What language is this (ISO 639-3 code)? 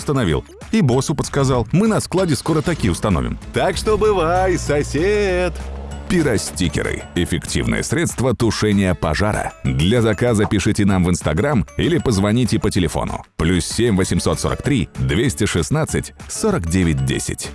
rus